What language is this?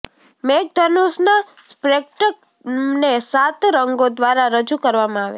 Gujarati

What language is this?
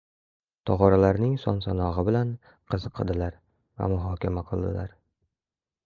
Uzbek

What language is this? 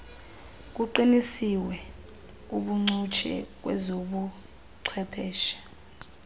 Xhosa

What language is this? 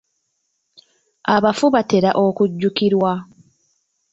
Ganda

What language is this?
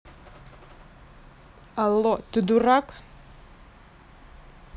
Russian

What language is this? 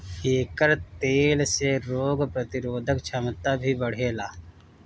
Bhojpuri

